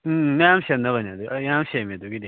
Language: Manipuri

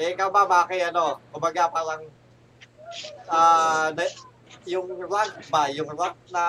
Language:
Filipino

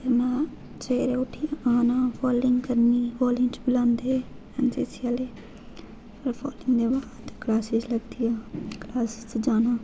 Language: Dogri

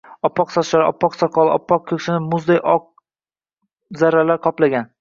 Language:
Uzbek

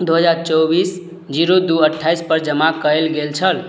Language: Maithili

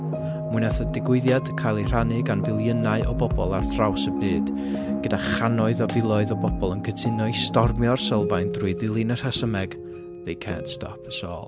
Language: Welsh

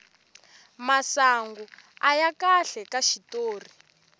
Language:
Tsonga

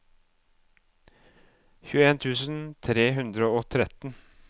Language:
Norwegian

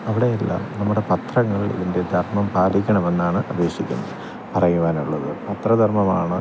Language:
Malayalam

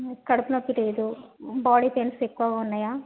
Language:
Telugu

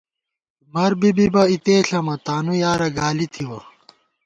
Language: Gawar-Bati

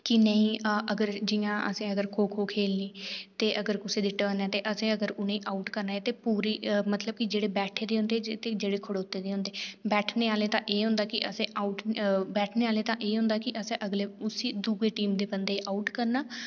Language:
Dogri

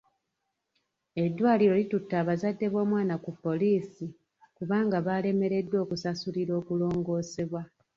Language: Ganda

